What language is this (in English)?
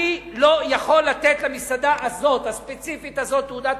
Hebrew